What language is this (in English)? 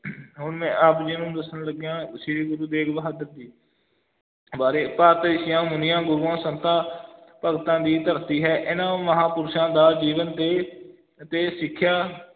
Punjabi